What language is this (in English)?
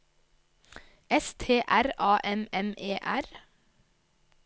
Norwegian